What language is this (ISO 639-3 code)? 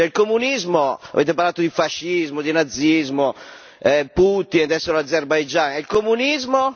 ita